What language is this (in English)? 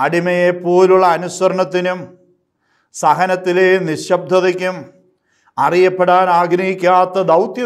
Malayalam